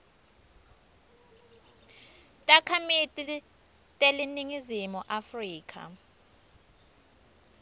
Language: Swati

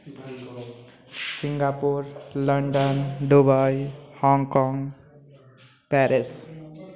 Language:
Maithili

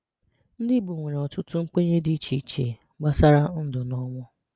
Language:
Igbo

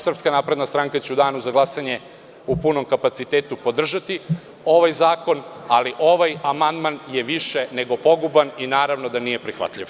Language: Serbian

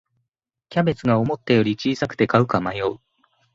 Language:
Japanese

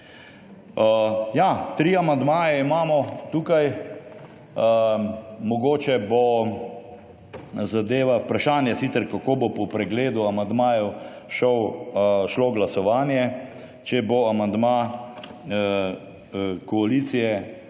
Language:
Slovenian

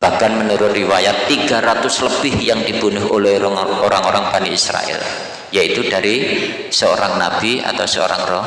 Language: Indonesian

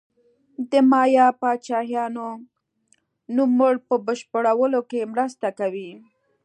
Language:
Pashto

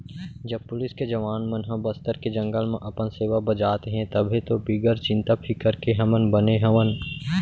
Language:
Chhattisgarhi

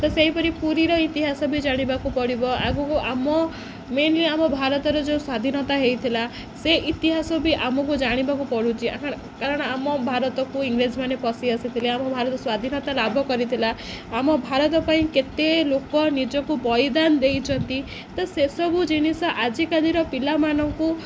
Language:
Odia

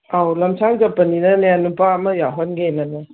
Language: Manipuri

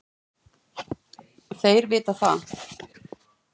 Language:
Icelandic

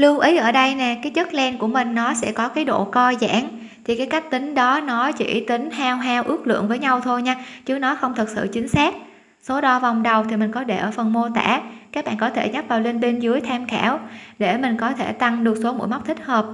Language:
Vietnamese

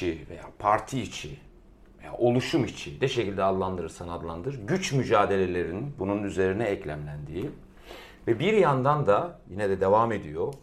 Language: Turkish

